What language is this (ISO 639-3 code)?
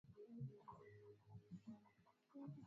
swa